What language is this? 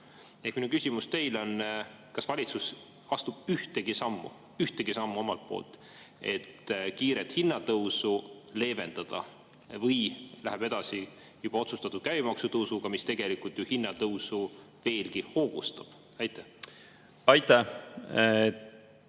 Estonian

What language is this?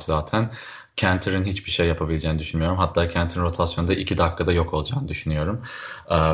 Turkish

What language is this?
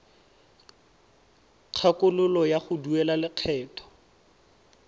Tswana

